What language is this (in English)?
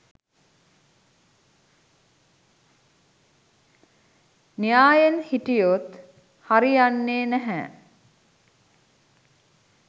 Sinhala